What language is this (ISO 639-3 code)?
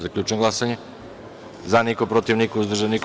srp